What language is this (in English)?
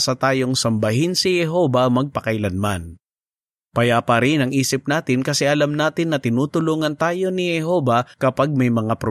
Filipino